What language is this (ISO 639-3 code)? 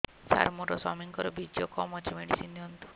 ori